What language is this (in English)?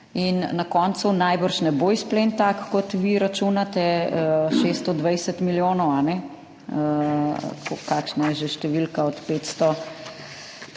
Slovenian